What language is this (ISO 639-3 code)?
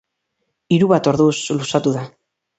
eus